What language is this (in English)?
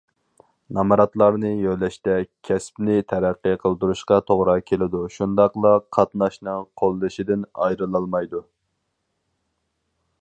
Uyghur